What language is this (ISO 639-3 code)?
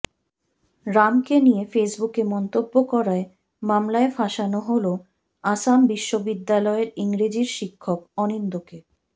ben